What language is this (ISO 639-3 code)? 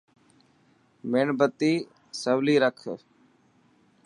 mki